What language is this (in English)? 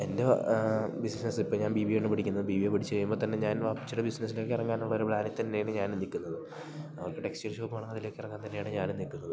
Malayalam